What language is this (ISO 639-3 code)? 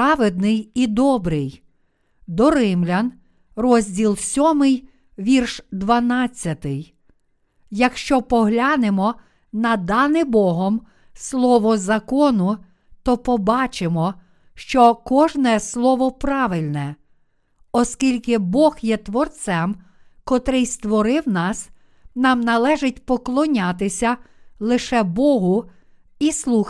ukr